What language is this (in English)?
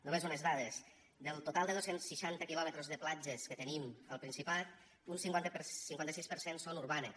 Catalan